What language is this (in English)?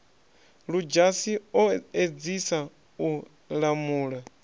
Venda